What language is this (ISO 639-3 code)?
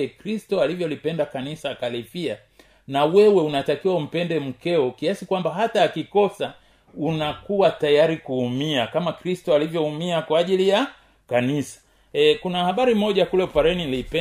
swa